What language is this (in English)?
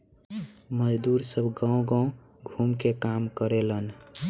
Bhojpuri